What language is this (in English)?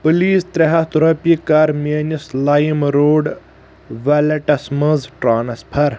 Kashmiri